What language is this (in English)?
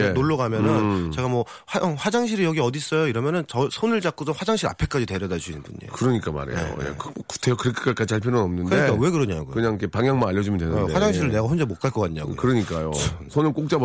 Korean